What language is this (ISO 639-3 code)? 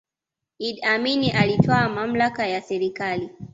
swa